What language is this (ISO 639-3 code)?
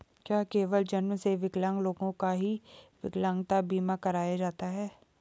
hin